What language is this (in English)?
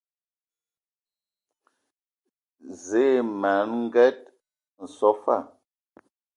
Ewondo